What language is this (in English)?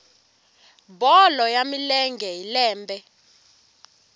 Tsonga